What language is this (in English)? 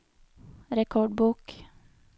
Norwegian